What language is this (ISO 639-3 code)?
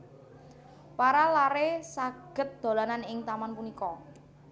jav